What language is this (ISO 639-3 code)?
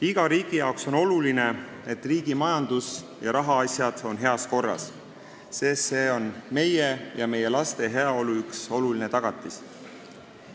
est